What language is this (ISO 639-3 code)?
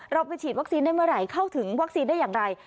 tha